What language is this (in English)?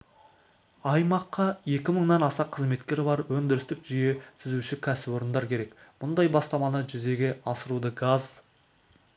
Kazakh